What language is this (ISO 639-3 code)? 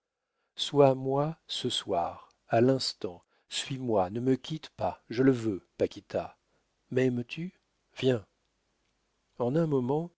fra